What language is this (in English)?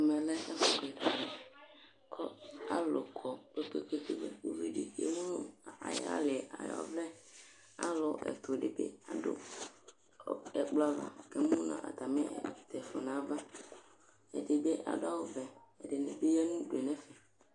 Ikposo